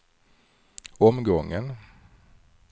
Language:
Swedish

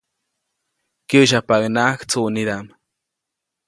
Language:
Copainalá Zoque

